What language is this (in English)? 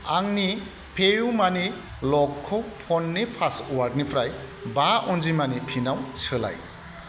Bodo